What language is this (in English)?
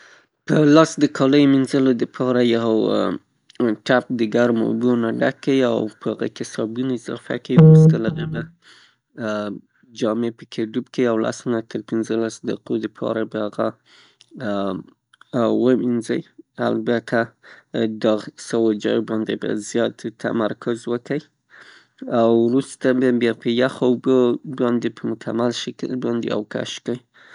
Pashto